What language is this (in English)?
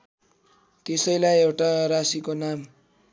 Nepali